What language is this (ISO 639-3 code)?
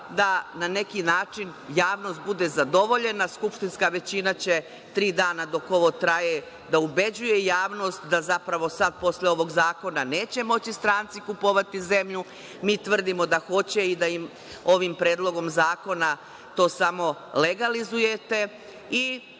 srp